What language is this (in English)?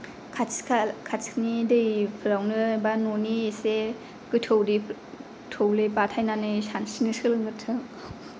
Bodo